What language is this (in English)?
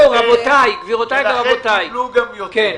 Hebrew